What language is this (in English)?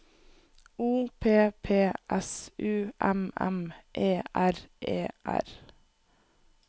Norwegian